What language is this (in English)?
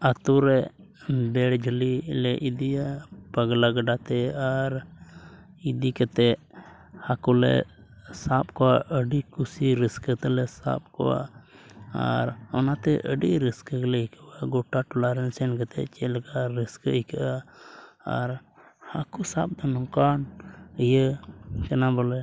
Santali